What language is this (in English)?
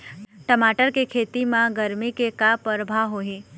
Chhattisgarhi